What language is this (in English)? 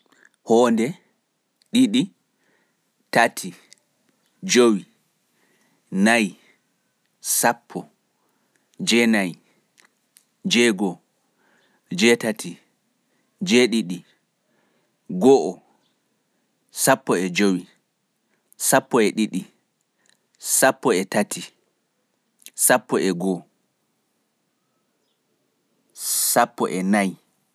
Pular